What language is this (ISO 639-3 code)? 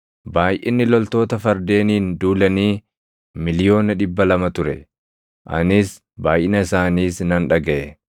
orm